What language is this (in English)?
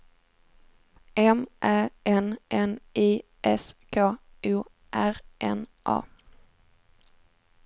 Swedish